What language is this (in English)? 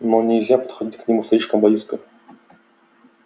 Russian